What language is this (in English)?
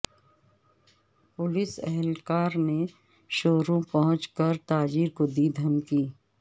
Urdu